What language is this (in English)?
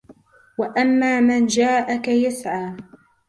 Arabic